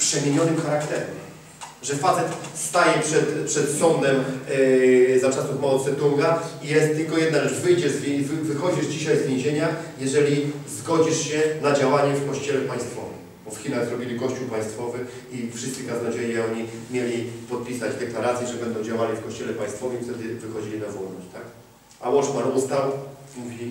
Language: Polish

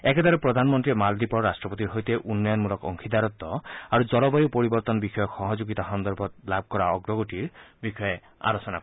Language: Assamese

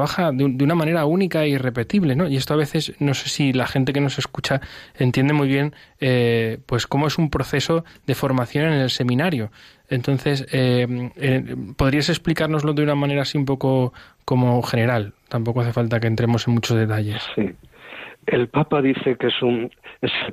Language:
Spanish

